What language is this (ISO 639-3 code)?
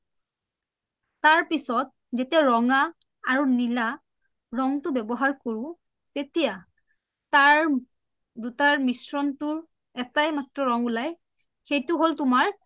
asm